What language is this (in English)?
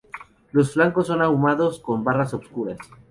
Spanish